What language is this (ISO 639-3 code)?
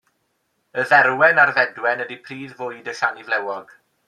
cym